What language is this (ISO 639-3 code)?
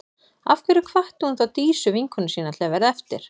isl